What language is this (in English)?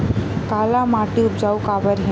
Chhattisgarhi